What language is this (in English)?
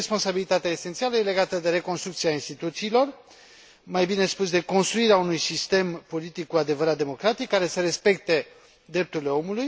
Romanian